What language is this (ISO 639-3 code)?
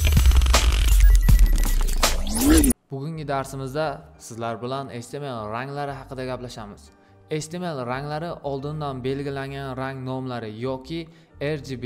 tur